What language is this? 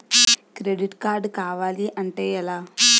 Telugu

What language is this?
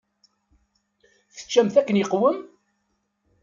Kabyle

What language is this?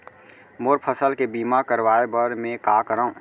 Chhattisgarhi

